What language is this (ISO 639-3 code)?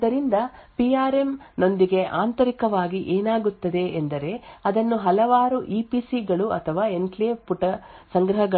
kan